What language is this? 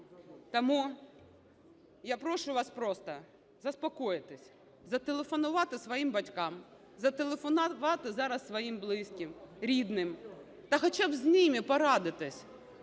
Ukrainian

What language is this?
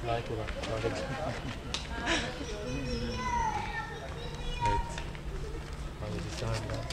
Turkish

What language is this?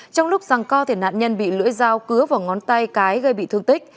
Vietnamese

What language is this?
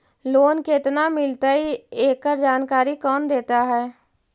Magahi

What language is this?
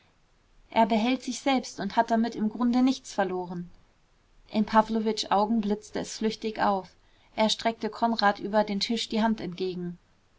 German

